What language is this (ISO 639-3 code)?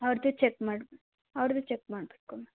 kan